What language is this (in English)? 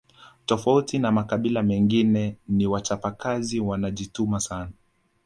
Swahili